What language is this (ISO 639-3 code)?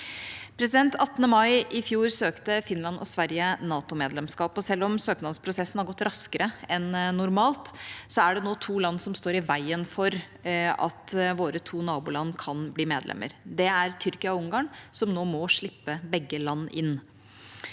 nor